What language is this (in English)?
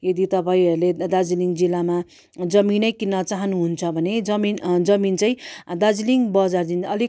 Nepali